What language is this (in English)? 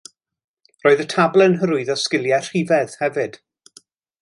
Welsh